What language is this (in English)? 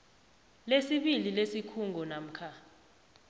South Ndebele